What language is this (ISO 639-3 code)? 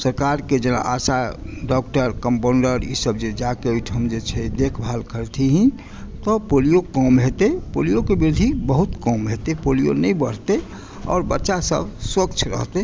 mai